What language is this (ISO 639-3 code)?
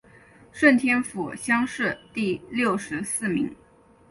zho